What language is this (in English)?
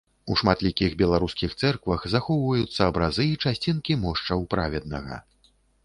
Belarusian